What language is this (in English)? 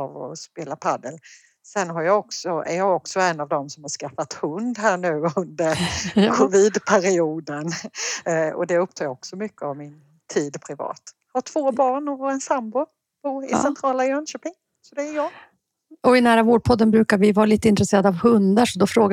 Swedish